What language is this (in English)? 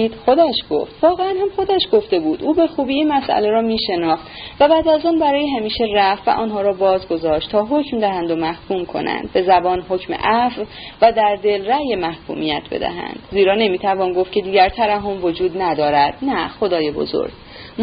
Persian